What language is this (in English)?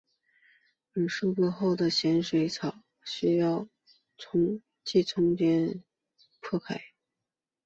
Chinese